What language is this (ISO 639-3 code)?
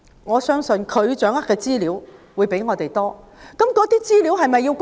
yue